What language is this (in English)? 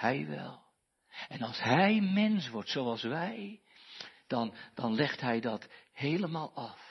Dutch